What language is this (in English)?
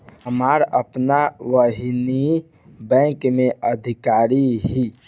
Bhojpuri